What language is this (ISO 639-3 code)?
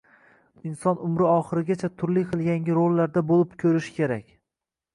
uzb